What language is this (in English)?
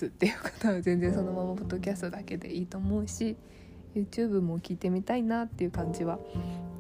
Japanese